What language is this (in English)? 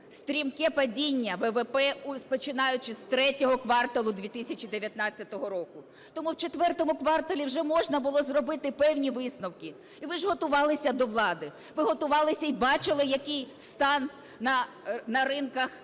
Ukrainian